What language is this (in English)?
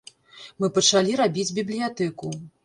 Belarusian